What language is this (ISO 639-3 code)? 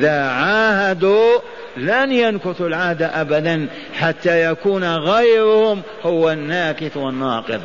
ara